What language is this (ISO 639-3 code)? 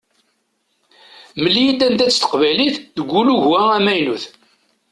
kab